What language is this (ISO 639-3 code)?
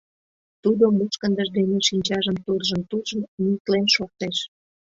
chm